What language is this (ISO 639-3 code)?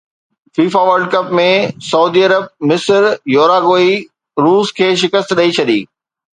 snd